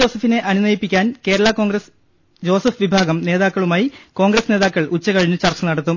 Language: Malayalam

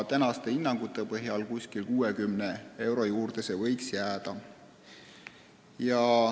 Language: Estonian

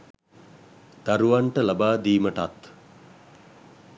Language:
Sinhala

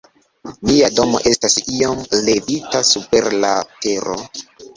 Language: Esperanto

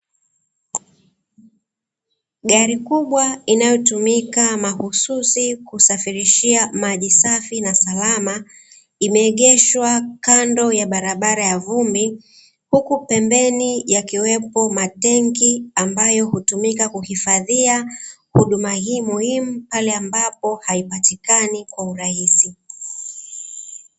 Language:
Swahili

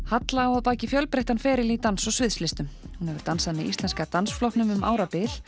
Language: Icelandic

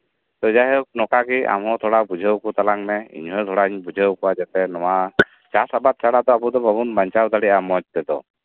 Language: Santali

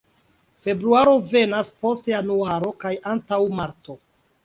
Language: Esperanto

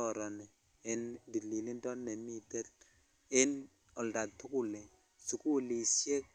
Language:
Kalenjin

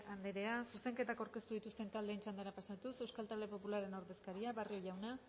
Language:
Basque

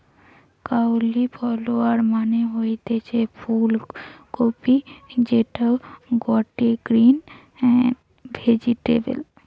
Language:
Bangla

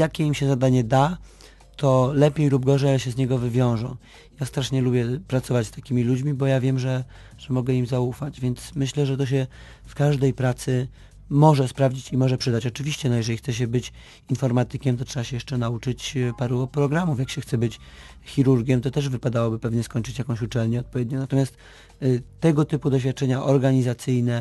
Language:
Polish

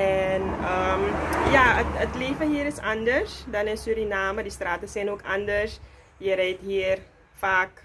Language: Dutch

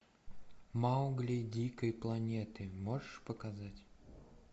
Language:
Russian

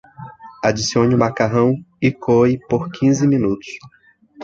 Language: Portuguese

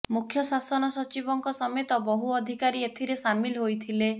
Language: Odia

